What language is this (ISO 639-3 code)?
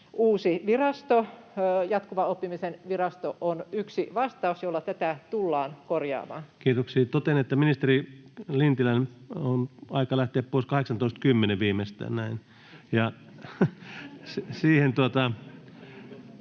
fin